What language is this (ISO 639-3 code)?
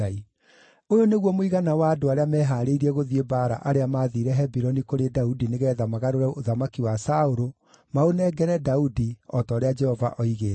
kik